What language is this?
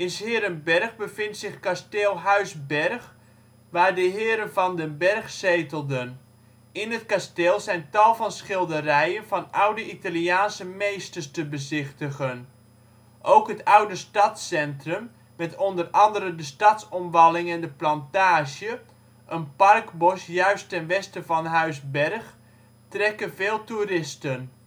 Dutch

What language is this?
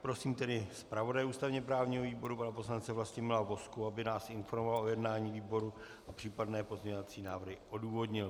Czech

